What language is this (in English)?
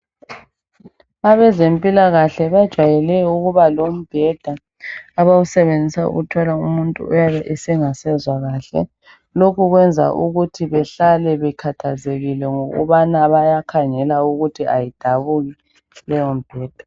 North Ndebele